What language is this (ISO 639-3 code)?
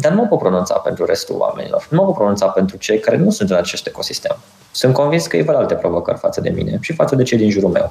ron